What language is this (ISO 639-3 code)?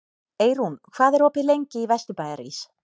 isl